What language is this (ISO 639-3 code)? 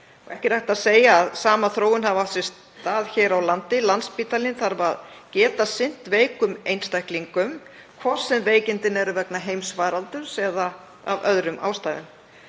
isl